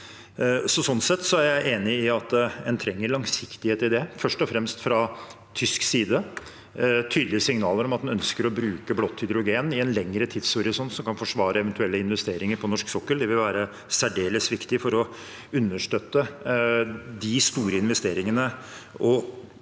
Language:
Norwegian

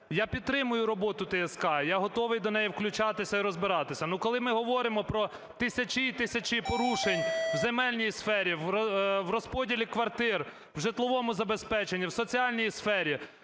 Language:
Ukrainian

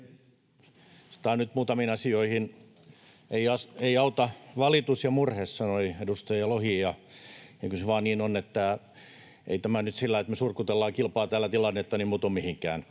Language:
Finnish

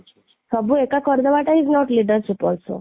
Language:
Odia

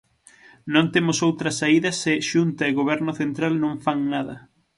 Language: Galician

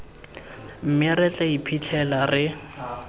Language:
Tswana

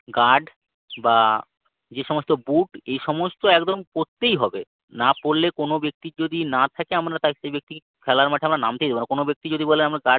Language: Bangla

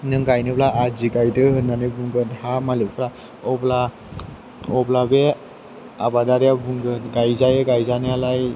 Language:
Bodo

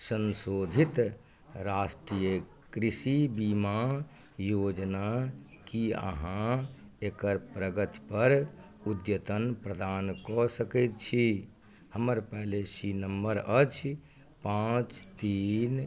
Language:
Maithili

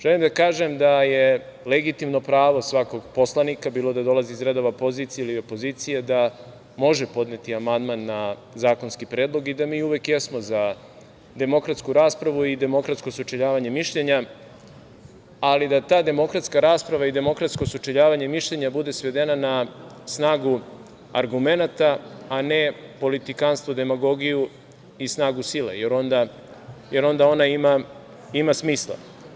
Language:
Serbian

